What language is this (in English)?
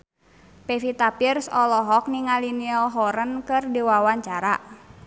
Sundanese